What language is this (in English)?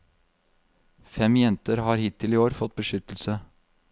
Norwegian